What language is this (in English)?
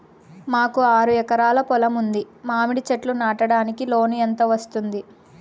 Telugu